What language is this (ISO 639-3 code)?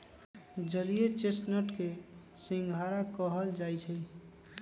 mag